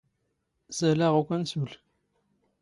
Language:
Standard Moroccan Tamazight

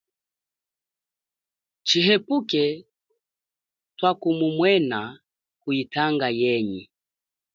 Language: Chokwe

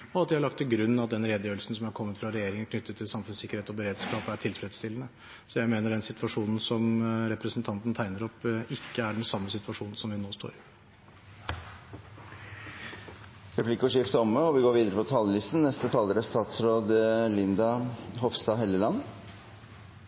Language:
Norwegian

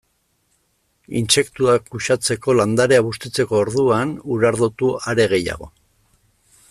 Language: Basque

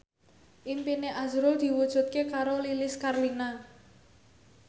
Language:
Javanese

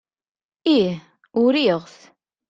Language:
Kabyle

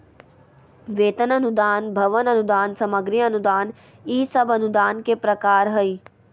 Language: Magahi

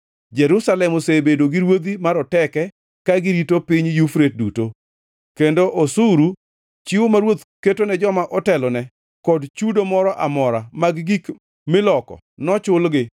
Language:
Luo (Kenya and Tanzania)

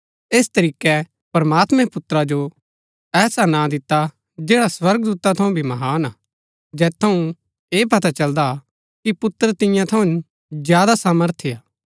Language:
Gaddi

